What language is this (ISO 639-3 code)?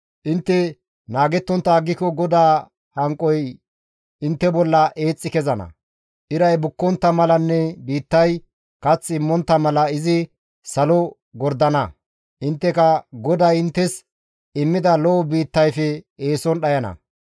gmv